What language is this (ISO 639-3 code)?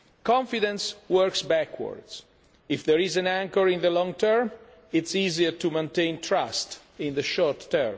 eng